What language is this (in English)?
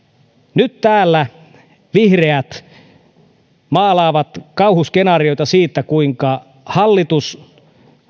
Finnish